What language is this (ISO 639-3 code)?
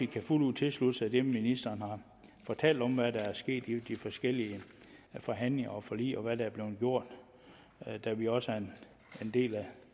dan